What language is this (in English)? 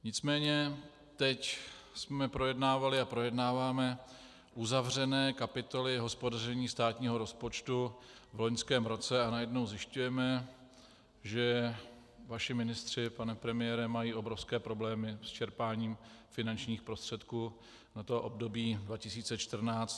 Czech